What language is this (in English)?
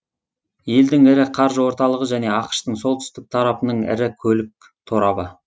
Kazakh